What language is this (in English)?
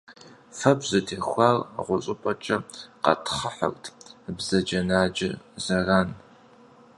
Kabardian